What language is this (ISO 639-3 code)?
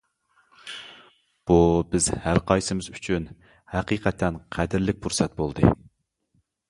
uig